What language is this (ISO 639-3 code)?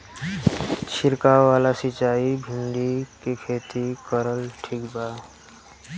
bho